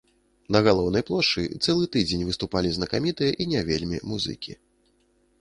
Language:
Belarusian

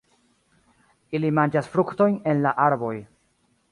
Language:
Esperanto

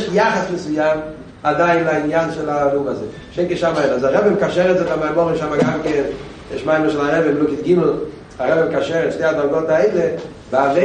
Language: Hebrew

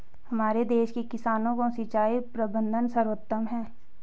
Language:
Hindi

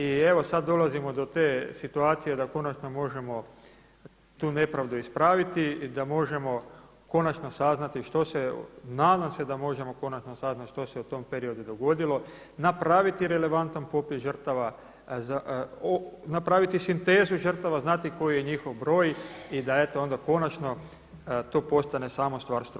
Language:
Croatian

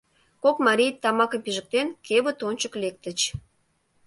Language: Mari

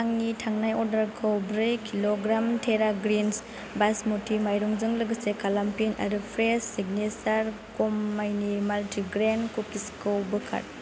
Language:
Bodo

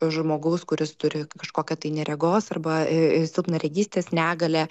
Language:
Lithuanian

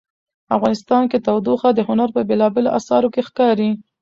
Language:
Pashto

